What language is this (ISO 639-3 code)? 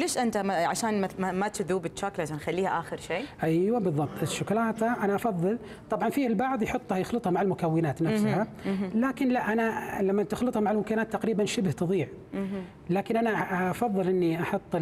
ara